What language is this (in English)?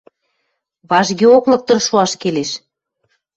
Western Mari